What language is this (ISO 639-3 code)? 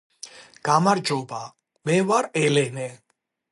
kat